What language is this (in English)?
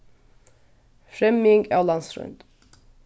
Faroese